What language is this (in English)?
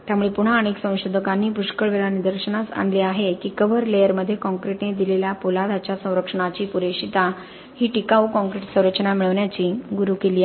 Marathi